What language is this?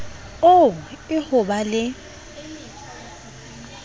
Southern Sotho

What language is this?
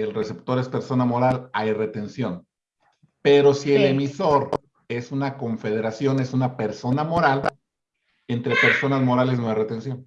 Spanish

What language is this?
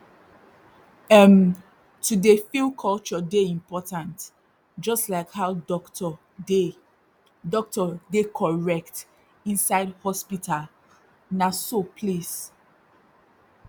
Nigerian Pidgin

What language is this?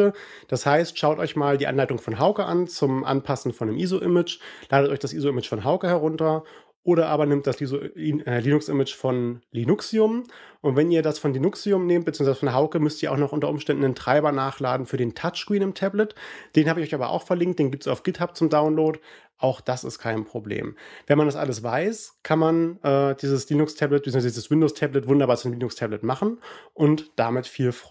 German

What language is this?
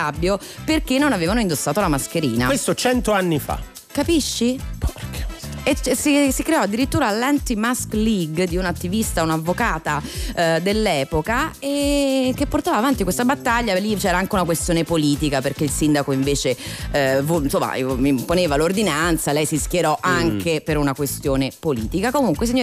Italian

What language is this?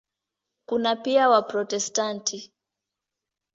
Swahili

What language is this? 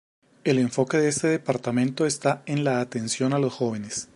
Spanish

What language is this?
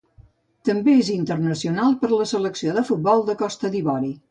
Catalan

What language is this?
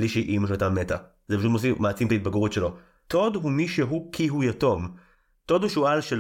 Hebrew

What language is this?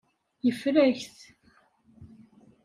Kabyle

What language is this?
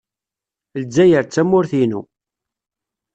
Kabyle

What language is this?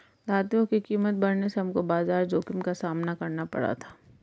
Hindi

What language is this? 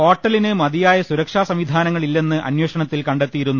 Malayalam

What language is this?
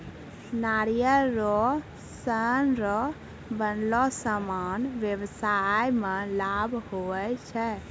Maithili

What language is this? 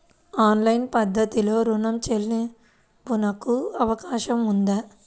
Telugu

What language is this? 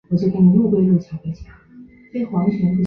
Chinese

